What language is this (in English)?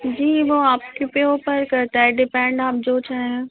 Urdu